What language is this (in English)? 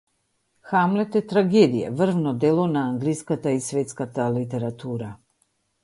Macedonian